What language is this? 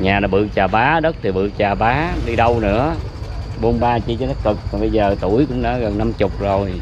Vietnamese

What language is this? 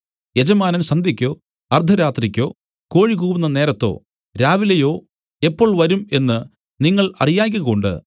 Malayalam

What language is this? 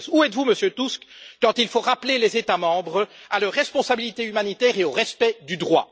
French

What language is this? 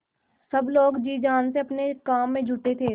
Hindi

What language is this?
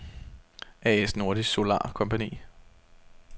Danish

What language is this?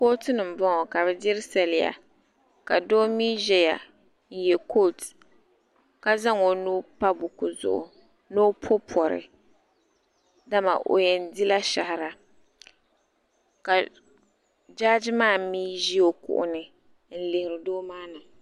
Dagbani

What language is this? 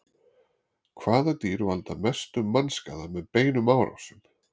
Icelandic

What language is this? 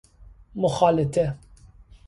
Persian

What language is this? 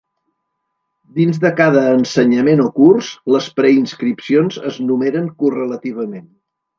Catalan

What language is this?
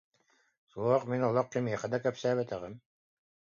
Yakut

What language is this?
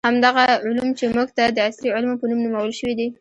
Pashto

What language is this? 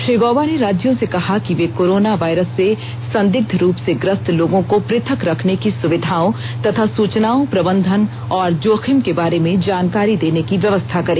Hindi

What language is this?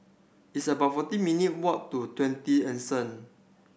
English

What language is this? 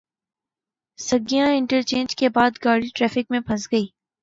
Urdu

